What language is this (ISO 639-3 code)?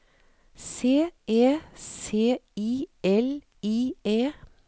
nor